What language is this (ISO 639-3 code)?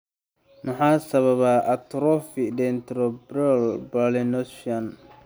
som